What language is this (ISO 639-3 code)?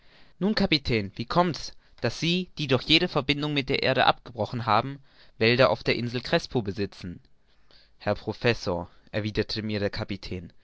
deu